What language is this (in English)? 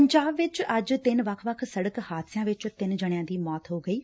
Punjabi